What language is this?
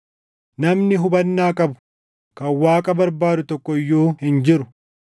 Oromo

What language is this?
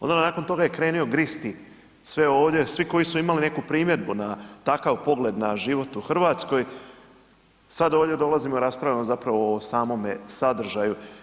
Croatian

